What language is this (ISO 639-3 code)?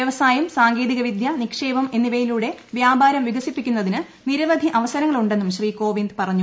mal